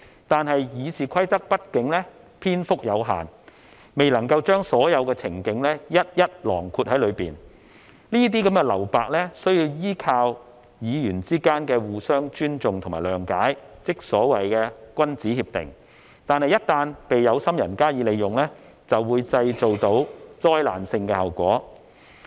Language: Cantonese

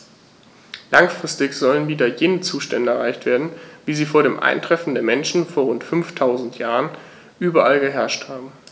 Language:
German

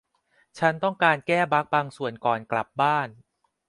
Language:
Thai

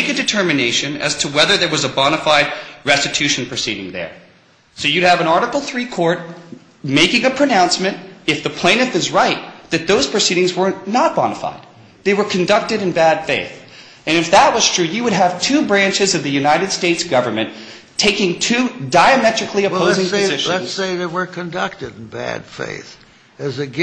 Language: English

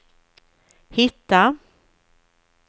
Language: Swedish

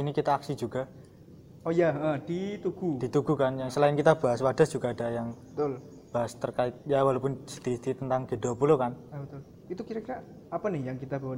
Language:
Indonesian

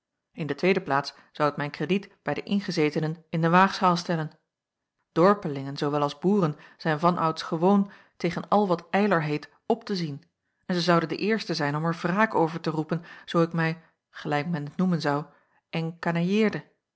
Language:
Dutch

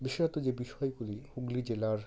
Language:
Bangla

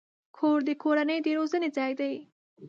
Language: Pashto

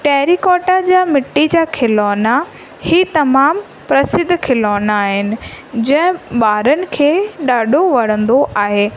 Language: Sindhi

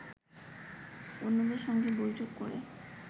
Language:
Bangla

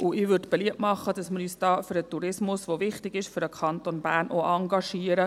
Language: Swiss German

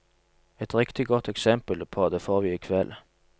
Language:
Norwegian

